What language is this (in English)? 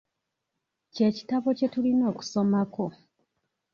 Ganda